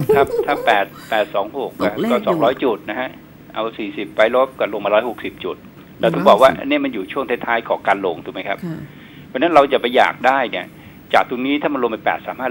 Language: Thai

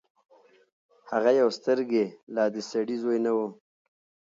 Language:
Pashto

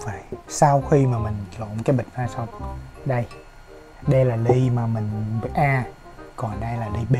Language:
Vietnamese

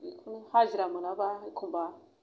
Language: Bodo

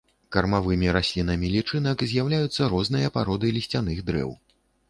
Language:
Belarusian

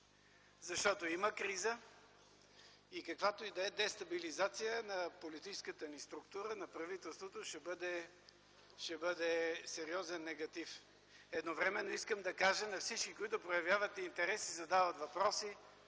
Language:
Bulgarian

